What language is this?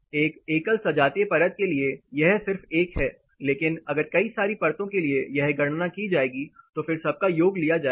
Hindi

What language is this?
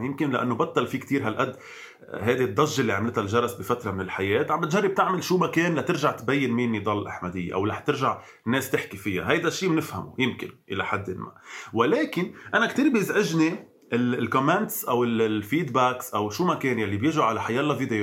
Arabic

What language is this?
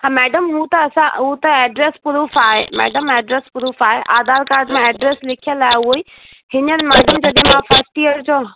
Sindhi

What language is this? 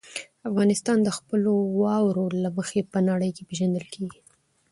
Pashto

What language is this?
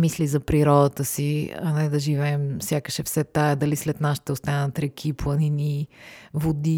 Bulgarian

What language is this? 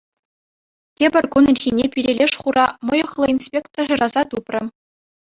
Chuvash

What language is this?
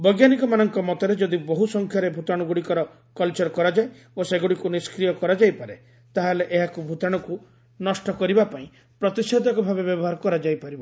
Odia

